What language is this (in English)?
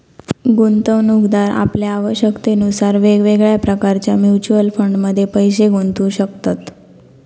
Marathi